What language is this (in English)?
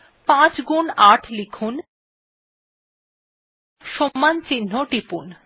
Bangla